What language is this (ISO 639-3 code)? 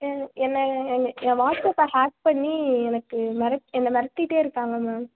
tam